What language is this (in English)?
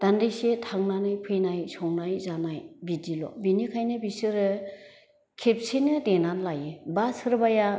Bodo